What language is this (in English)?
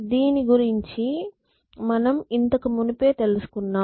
Telugu